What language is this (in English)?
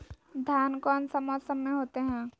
Magahi